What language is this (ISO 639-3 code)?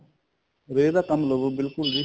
pan